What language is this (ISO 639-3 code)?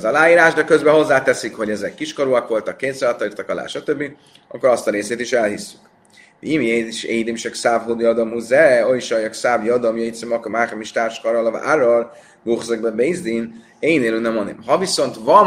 hun